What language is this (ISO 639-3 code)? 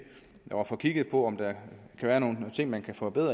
dan